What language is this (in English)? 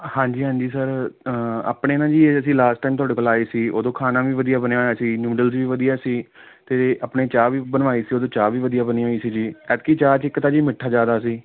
Punjabi